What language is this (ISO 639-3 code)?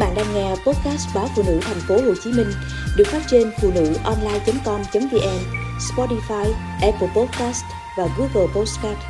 vie